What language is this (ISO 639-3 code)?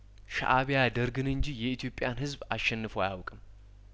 amh